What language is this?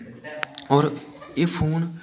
Dogri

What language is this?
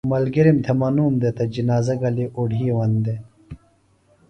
Phalura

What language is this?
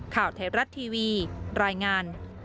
Thai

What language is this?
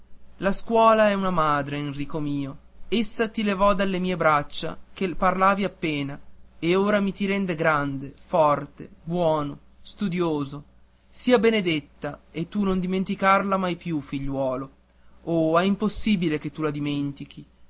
Italian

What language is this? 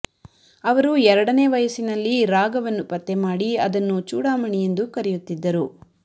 Kannada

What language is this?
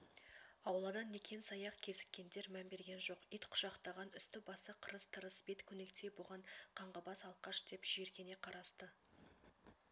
Kazakh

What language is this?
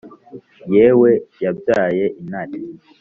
Kinyarwanda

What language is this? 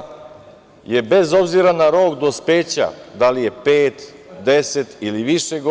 Serbian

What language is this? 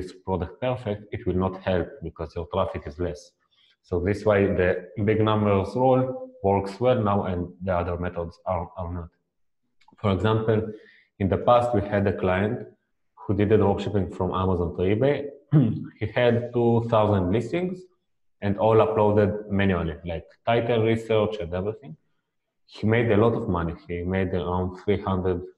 English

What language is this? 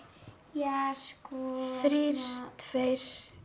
Icelandic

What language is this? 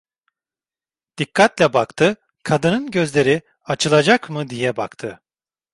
Turkish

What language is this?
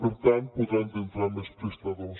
Catalan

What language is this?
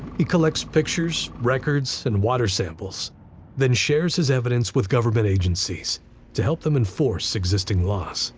English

